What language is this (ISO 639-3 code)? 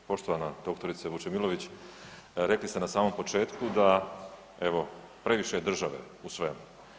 hrv